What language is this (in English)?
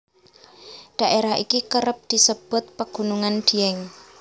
Javanese